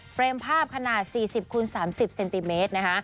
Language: Thai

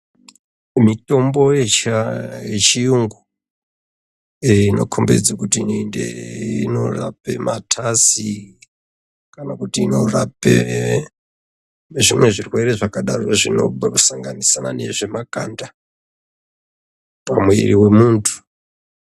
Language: Ndau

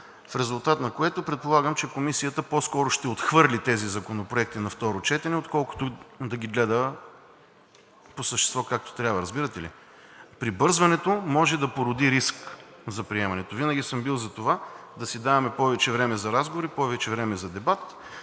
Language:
Bulgarian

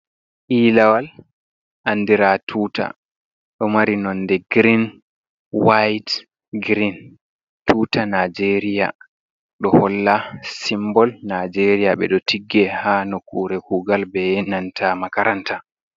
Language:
Fula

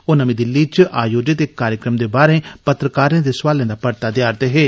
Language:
Dogri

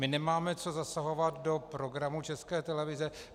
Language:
Czech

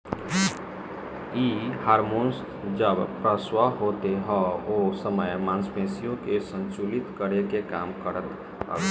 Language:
Bhojpuri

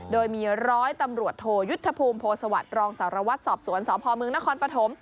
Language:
Thai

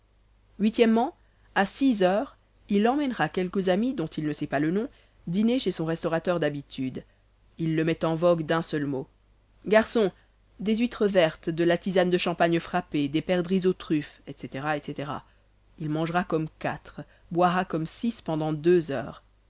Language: French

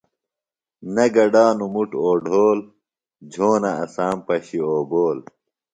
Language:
Phalura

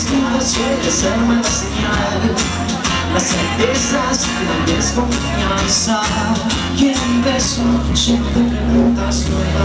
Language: Ukrainian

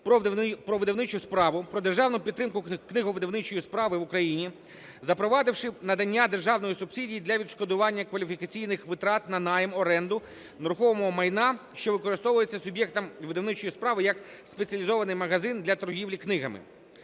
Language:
Ukrainian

